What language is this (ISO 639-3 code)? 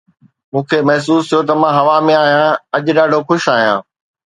snd